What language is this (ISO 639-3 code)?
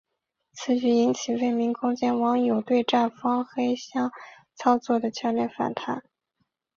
zho